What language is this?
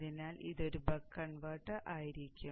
Malayalam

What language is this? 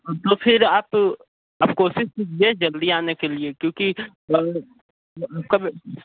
Hindi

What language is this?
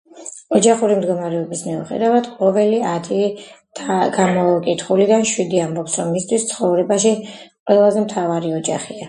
Georgian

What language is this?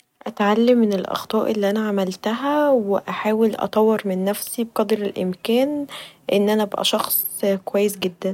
Egyptian Arabic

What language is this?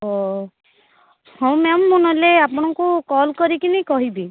Odia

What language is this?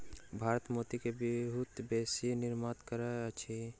Maithili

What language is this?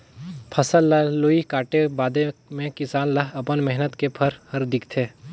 Chhattisgarhi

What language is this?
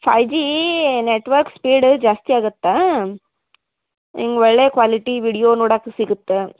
Kannada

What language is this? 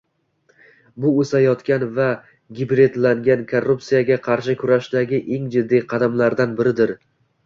Uzbek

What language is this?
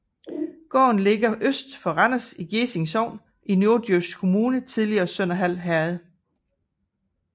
Danish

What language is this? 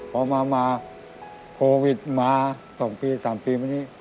Thai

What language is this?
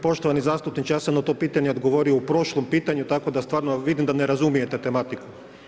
Croatian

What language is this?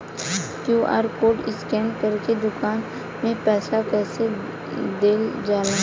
Bhojpuri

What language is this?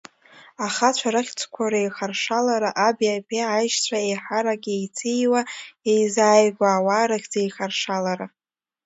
Abkhazian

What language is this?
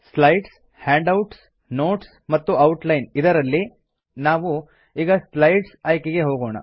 Kannada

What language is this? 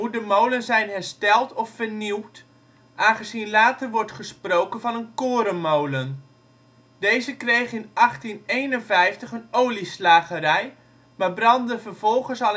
Dutch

